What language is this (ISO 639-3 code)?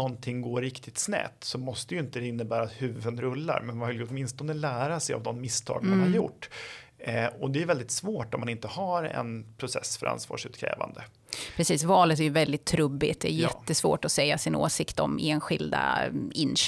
swe